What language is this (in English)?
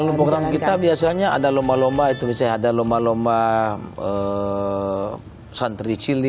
Indonesian